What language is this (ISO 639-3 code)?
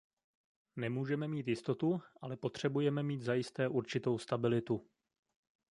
ces